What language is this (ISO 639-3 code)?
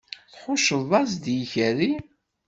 kab